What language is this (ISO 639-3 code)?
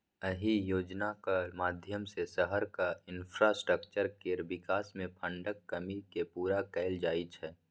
mai